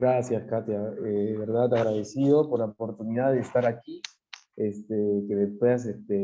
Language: Spanish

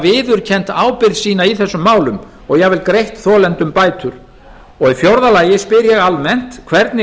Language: Icelandic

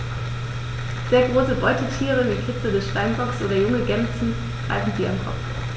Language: German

